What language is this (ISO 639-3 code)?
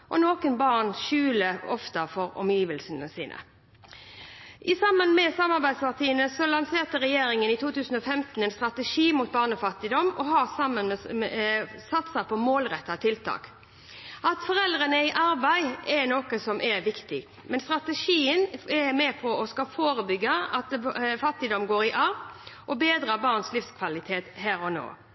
nob